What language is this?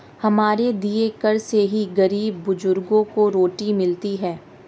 Hindi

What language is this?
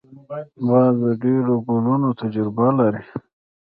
Pashto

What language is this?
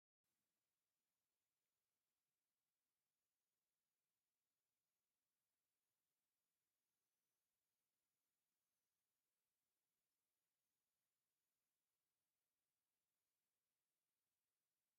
Tigrinya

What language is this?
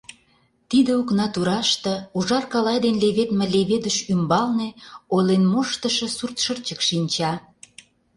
Mari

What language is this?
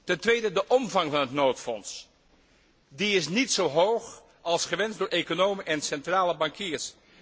Dutch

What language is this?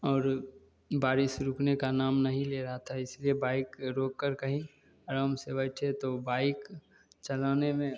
Hindi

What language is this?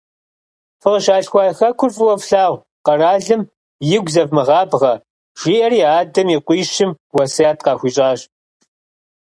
Kabardian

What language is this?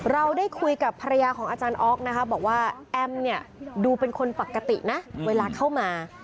Thai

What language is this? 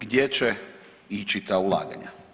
Croatian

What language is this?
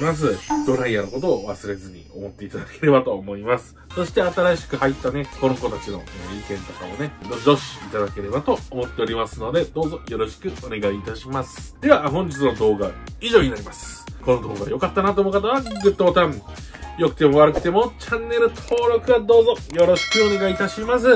Japanese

